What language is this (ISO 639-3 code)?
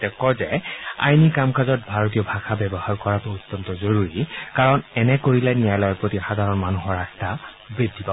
asm